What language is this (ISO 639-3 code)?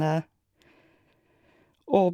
nor